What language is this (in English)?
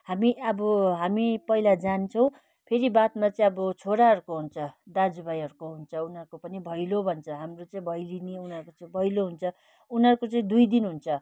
Nepali